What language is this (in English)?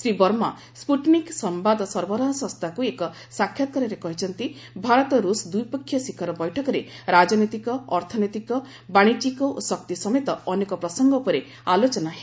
Odia